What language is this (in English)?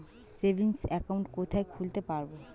Bangla